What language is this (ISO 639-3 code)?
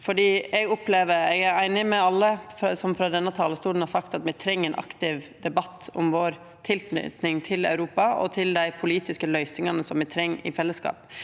nor